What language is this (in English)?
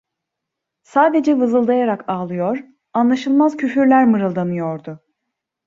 Turkish